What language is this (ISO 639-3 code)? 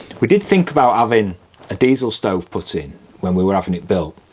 eng